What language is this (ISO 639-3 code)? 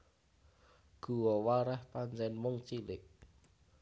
jav